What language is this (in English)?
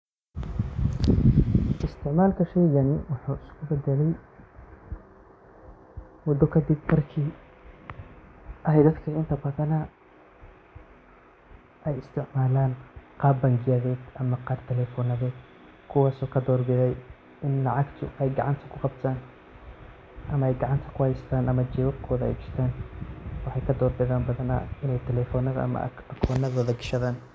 Somali